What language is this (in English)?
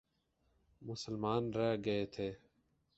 Urdu